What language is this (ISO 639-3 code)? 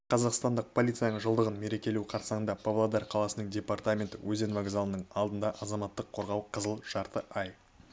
kaz